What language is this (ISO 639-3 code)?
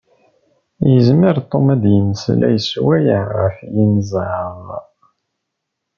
kab